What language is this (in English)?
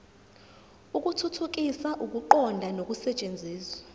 Zulu